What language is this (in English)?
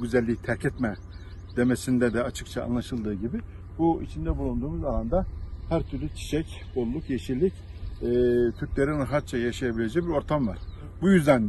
Turkish